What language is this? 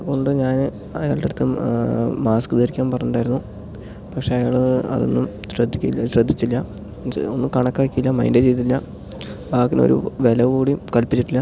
Malayalam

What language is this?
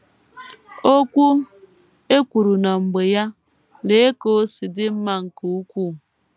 Igbo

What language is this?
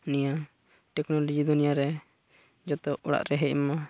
Santali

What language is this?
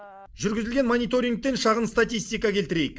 Kazakh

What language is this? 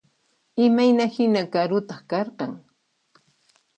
Puno Quechua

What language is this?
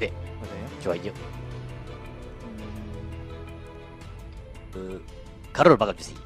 Korean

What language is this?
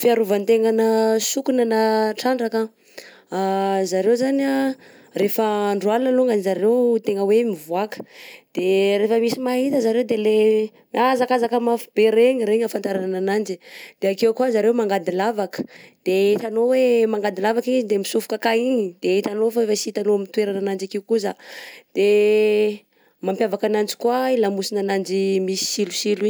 Southern Betsimisaraka Malagasy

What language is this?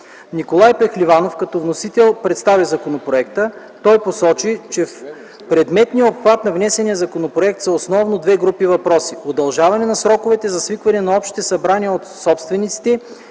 Bulgarian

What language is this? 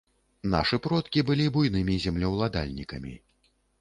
Belarusian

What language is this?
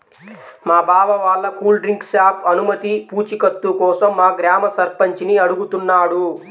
Telugu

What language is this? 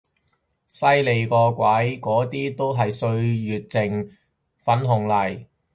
Cantonese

